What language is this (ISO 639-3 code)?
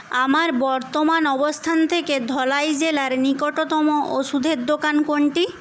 ben